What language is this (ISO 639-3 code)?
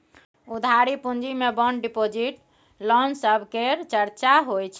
mai